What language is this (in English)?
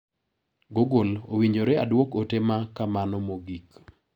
Luo (Kenya and Tanzania)